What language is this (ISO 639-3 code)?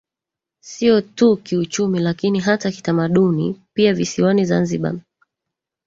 swa